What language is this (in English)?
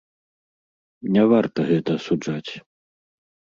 Belarusian